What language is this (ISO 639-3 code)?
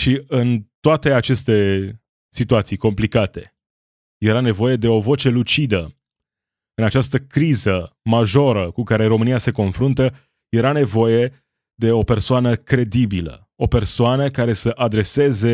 ron